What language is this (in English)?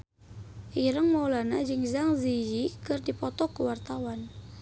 Sundanese